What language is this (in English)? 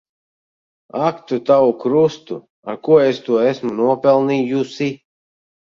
Latvian